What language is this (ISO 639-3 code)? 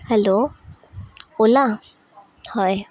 asm